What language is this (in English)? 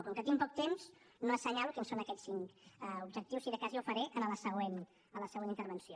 Catalan